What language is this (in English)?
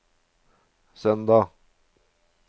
Norwegian